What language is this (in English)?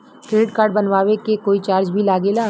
Bhojpuri